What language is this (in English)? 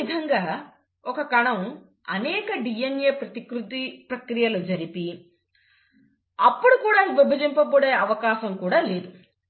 Telugu